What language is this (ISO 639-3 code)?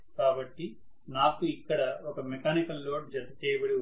tel